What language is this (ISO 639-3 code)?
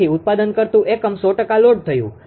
guj